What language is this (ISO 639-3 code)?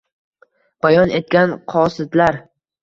uzb